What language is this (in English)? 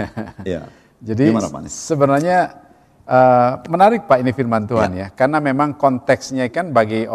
Indonesian